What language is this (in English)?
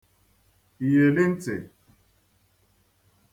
Igbo